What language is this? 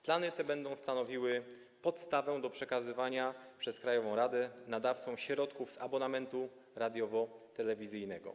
Polish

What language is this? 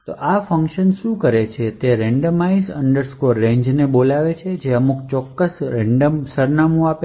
Gujarati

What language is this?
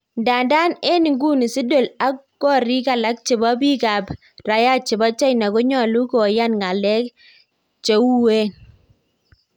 Kalenjin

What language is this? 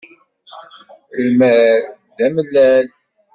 Kabyle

